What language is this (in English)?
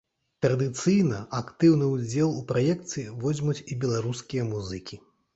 Belarusian